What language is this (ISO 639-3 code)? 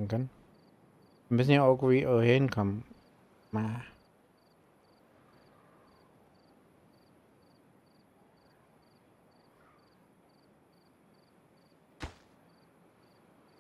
deu